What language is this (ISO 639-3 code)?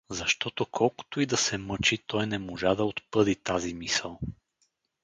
bul